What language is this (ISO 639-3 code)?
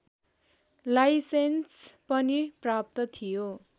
nep